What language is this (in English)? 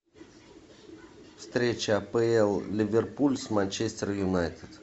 Russian